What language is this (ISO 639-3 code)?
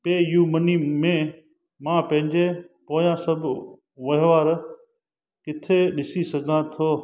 snd